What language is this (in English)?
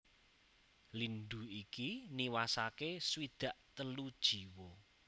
Javanese